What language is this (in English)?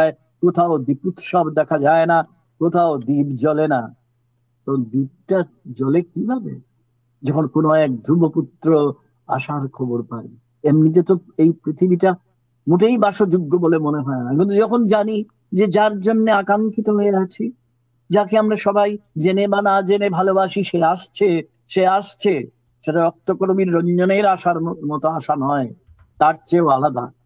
Bangla